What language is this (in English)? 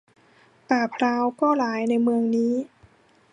Thai